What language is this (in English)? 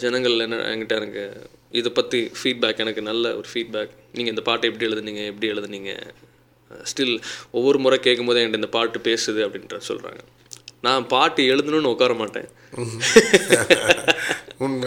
Tamil